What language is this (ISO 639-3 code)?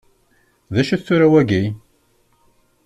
kab